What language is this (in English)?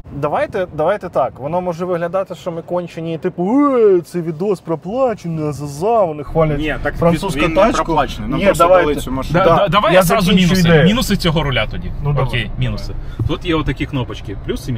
Ukrainian